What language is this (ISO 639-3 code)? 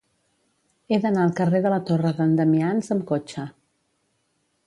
cat